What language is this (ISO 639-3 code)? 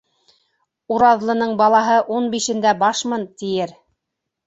bak